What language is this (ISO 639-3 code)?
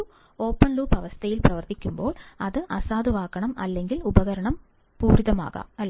mal